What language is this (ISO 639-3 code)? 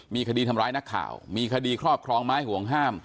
tha